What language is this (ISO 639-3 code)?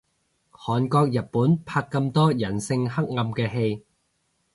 yue